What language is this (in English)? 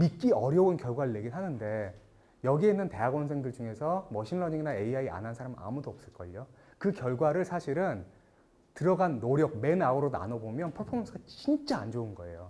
Korean